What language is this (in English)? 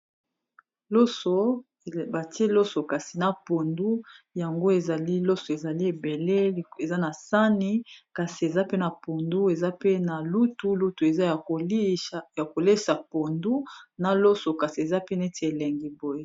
Lingala